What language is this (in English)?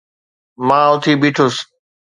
Sindhi